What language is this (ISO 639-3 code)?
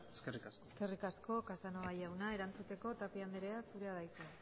eus